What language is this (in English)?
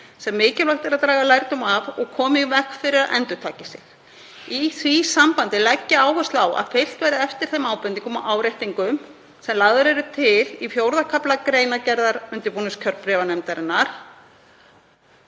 Icelandic